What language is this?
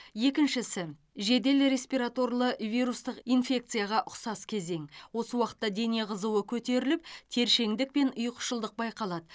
Kazakh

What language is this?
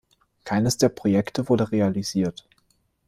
German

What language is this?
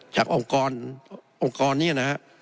Thai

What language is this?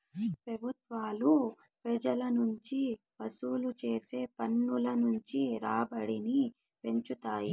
Telugu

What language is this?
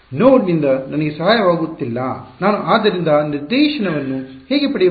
Kannada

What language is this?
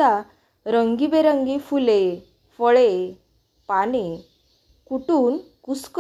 Marathi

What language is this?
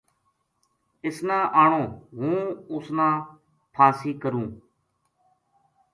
Gujari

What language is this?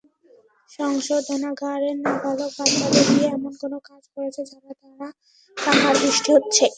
Bangla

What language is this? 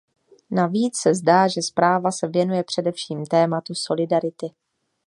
Czech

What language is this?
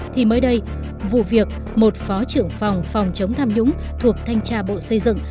Vietnamese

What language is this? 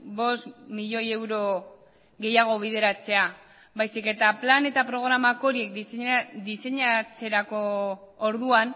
Basque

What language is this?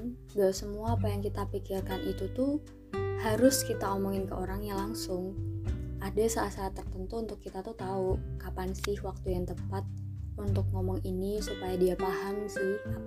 Indonesian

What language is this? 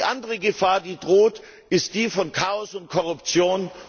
German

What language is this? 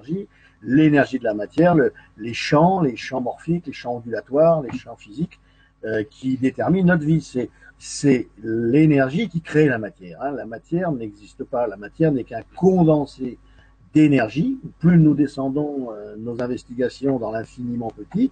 French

